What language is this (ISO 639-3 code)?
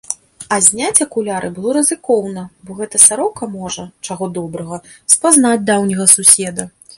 bel